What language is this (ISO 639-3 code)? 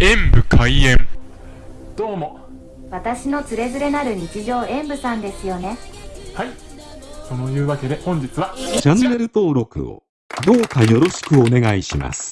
jpn